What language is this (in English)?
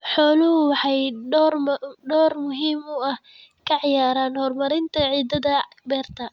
Somali